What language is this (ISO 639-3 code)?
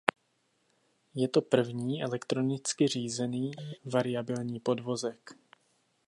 ces